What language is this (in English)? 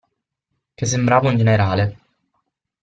Italian